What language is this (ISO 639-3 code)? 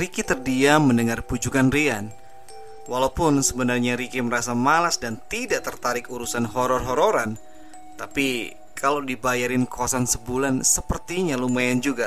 ind